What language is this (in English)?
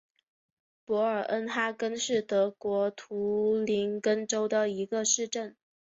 Chinese